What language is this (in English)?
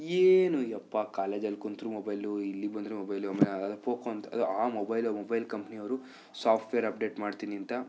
Kannada